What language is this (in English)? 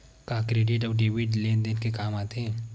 Chhattisgarhi